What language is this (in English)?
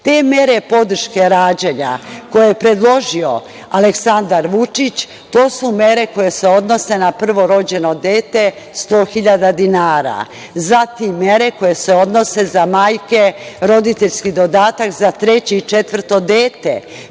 Serbian